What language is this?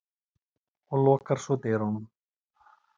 Icelandic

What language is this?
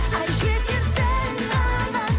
Kazakh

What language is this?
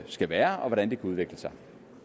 Danish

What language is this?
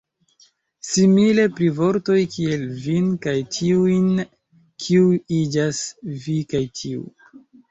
Esperanto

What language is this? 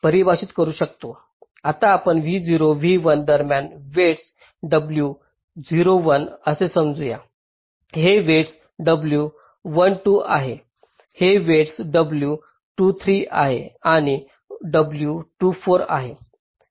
Marathi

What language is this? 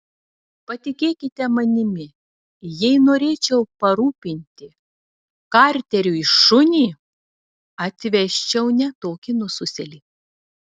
Lithuanian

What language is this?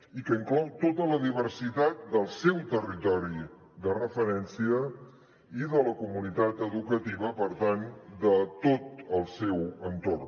Catalan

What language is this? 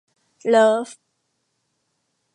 Thai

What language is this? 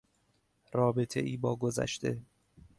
Persian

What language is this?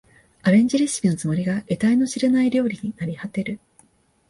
Japanese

